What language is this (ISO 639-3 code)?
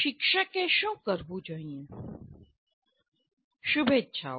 guj